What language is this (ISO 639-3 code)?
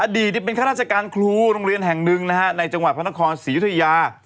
tha